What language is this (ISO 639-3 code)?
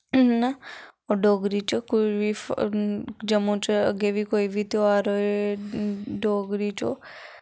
doi